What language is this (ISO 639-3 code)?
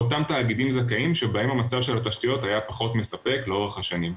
heb